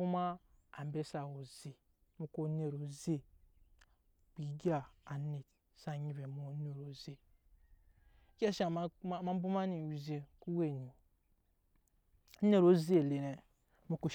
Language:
Nyankpa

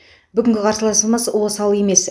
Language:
Kazakh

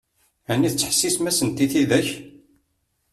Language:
Kabyle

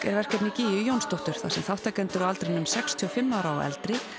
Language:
Icelandic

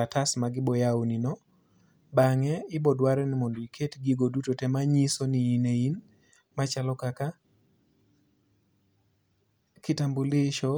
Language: Luo (Kenya and Tanzania)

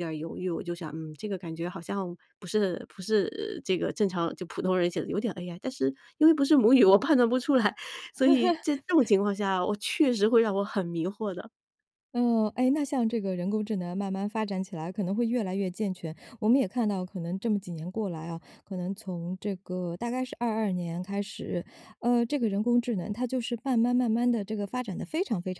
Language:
Chinese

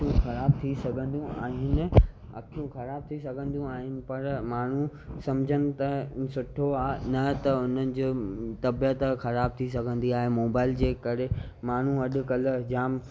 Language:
Sindhi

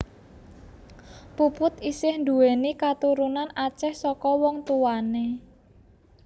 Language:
Javanese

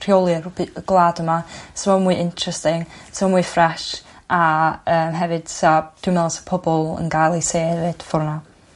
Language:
Welsh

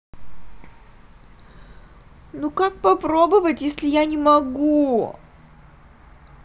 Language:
Russian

